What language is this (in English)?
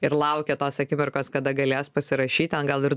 Lithuanian